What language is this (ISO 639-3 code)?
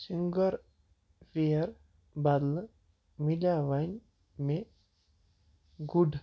kas